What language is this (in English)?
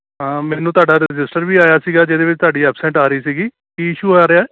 Punjabi